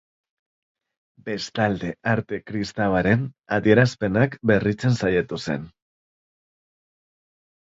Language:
Basque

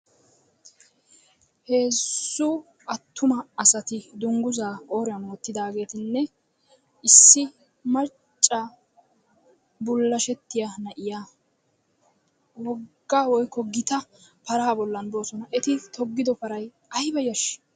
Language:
Wolaytta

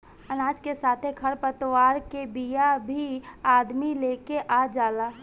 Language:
Bhojpuri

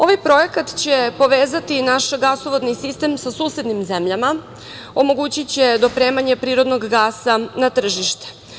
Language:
Serbian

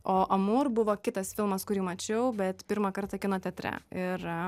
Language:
Lithuanian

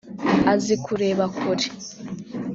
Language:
Kinyarwanda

